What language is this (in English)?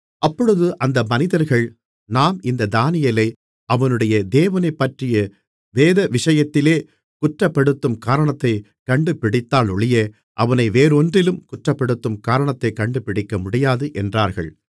Tamil